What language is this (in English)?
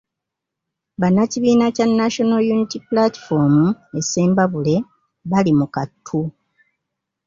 Ganda